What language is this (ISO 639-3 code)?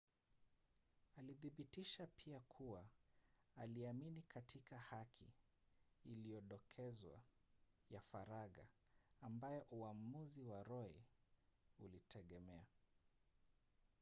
swa